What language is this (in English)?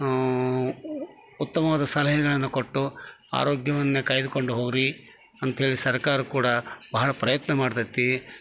Kannada